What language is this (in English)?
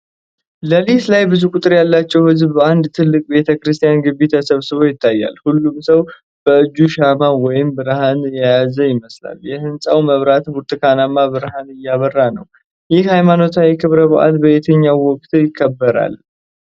Amharic